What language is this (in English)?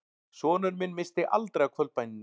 Icelandic